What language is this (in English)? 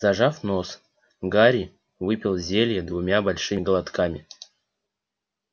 Russian